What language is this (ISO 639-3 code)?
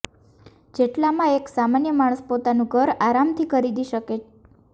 guj